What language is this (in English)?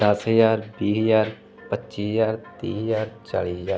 Punjabi